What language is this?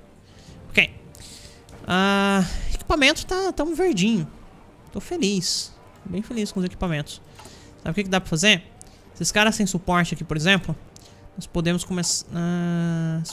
Portuguese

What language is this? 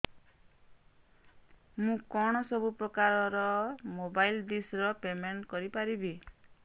Odia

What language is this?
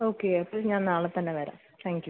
Malayalam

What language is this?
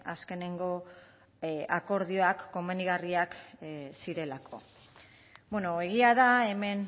Basque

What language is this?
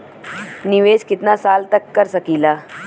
Bhojpuri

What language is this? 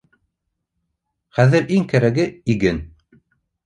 Bashkir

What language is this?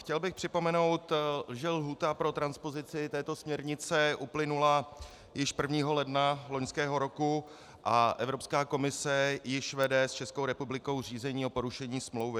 Czech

